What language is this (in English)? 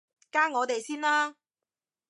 Cantonese